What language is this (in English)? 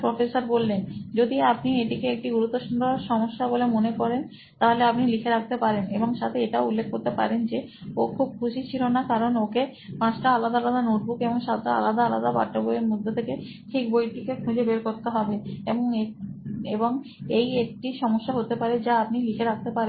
Bangla